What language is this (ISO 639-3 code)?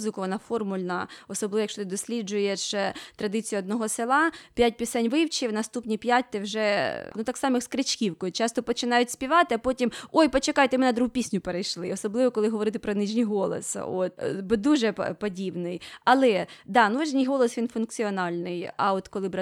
ukr